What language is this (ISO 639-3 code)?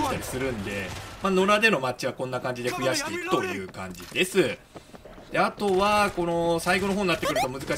jpn